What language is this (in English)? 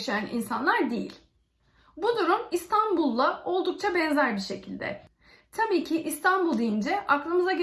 Turkish